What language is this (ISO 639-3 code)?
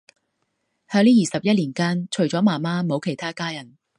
yue